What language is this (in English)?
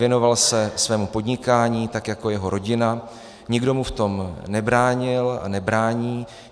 Czech